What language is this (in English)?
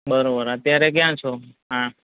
Gujarati